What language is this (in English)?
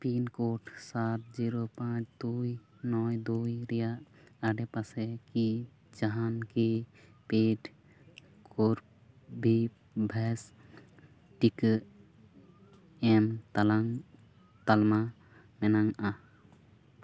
Santali